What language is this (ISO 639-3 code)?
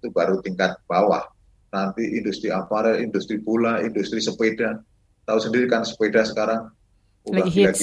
ind